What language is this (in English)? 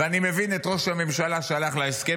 Hebrew